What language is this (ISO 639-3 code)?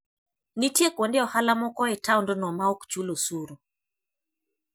luo